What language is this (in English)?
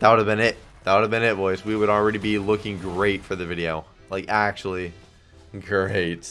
English